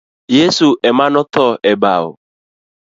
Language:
Luo (Kenya and Tanzania)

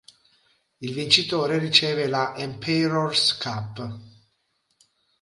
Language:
Italian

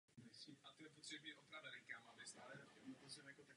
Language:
Czech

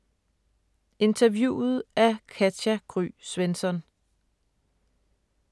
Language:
Danish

